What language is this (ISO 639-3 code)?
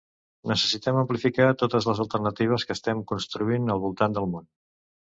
cat